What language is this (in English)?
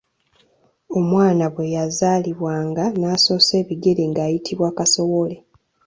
Ganda